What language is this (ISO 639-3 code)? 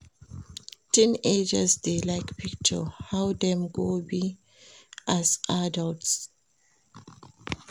pcm